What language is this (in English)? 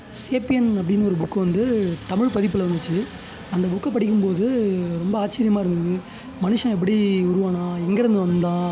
Tamil